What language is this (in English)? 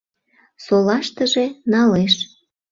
Mari